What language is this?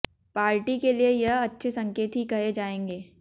Hindi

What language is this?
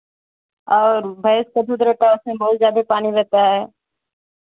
Hindi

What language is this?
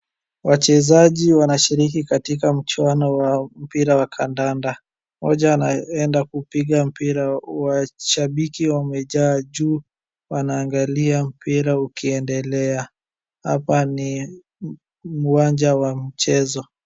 Swahili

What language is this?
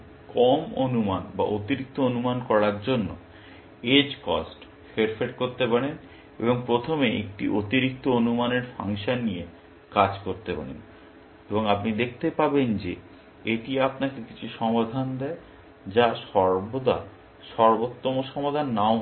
Bangla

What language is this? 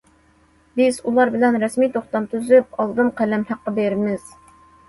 Uyghur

